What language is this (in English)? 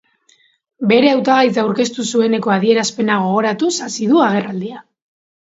Basque